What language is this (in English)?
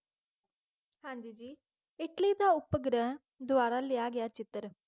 Punjabi